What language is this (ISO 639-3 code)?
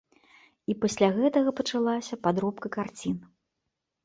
bel